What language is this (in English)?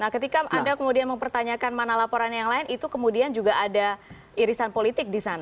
Indonesian